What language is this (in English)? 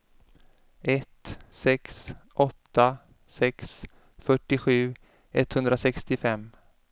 Swedish